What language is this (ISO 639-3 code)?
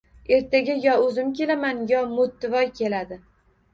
uzb